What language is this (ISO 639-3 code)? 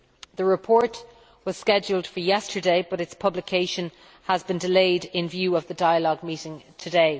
eng